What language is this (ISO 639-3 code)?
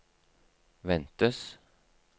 nor